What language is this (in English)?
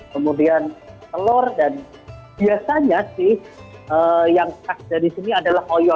Indonesian